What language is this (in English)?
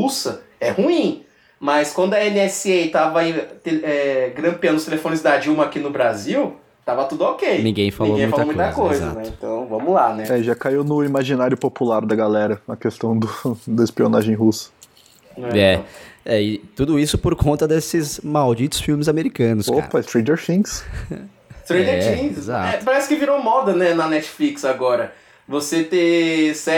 Portuguese